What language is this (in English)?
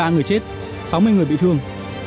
Vietnamese